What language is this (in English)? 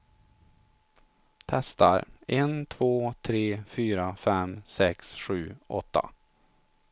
Swedish